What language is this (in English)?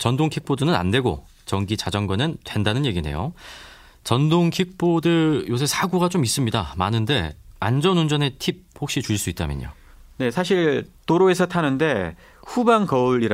Korean